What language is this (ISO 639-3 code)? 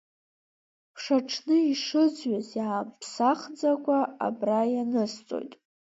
abk